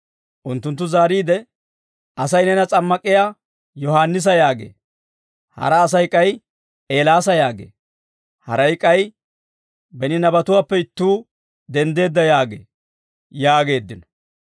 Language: Dawro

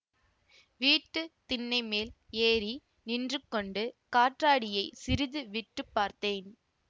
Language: Tamil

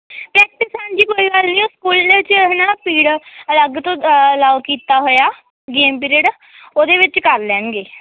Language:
Punjabi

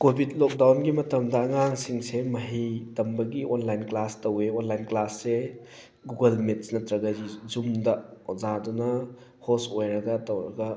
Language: Manipuri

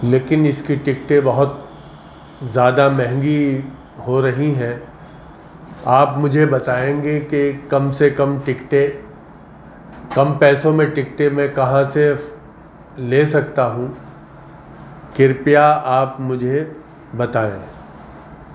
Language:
Urdu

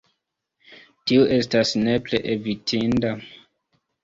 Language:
Esperanto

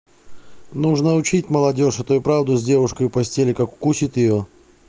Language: Russian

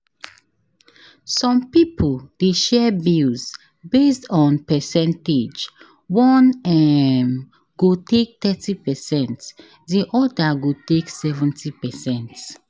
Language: Nigerian Pidgin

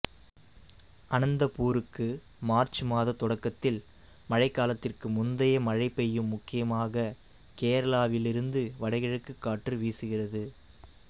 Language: Tamil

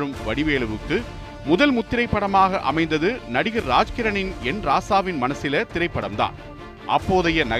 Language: Tamil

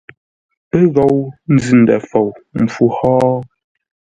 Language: Ngombale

